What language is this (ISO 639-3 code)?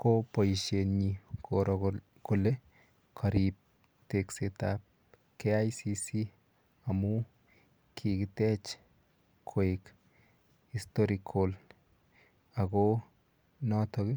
kln